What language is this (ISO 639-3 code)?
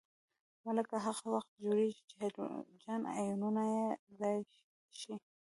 pus